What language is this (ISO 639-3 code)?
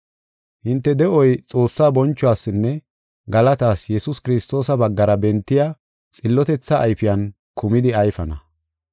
gof